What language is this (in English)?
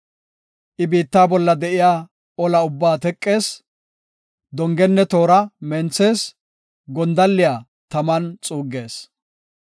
Gofa